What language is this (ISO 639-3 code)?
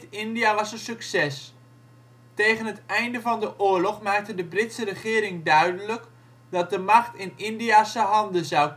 nld